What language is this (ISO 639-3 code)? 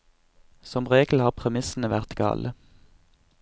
nor